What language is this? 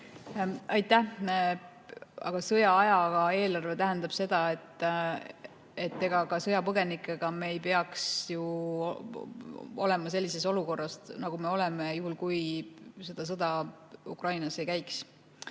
Estonian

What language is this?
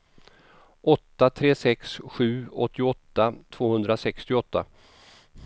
Swedish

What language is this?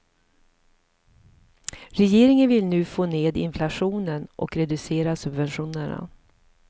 Swedish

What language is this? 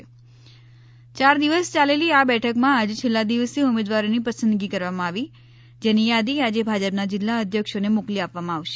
Gujarati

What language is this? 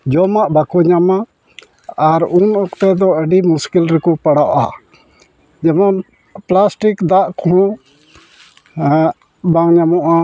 Santali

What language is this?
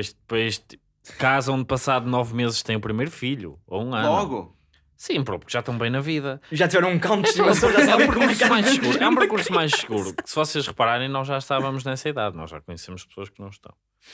Portuguese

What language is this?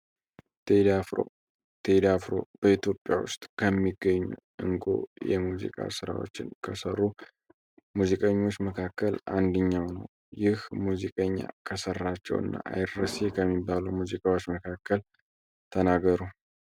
Amharic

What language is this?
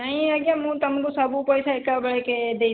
Odia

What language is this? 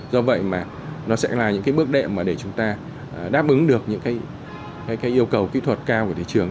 Vietnamese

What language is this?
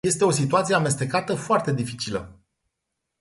Romanian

